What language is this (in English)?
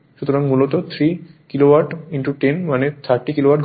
Bangla